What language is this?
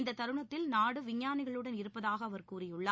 Tamil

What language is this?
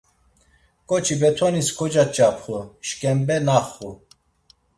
Laz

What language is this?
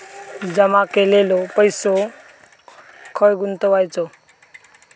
Marathi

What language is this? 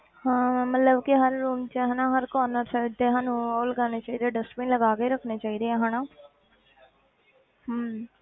Punjabi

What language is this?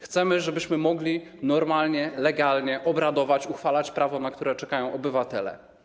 Polish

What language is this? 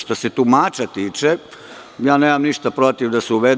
Serbian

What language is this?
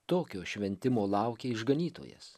Lithuanian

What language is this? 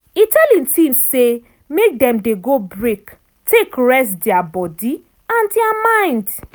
Nigerian Pidgin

